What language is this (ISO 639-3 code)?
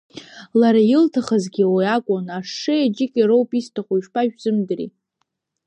abk